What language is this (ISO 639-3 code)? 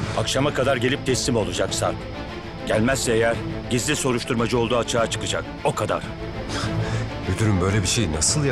tur